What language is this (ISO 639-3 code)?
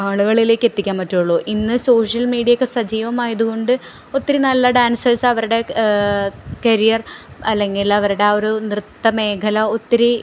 mal